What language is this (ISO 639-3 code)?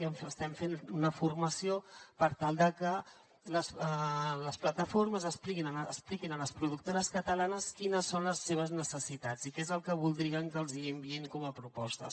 cat